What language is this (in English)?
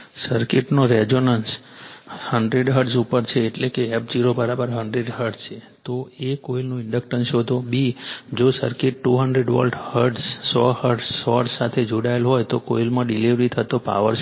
Gujarati